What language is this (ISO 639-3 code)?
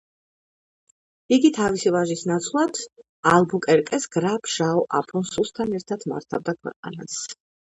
kat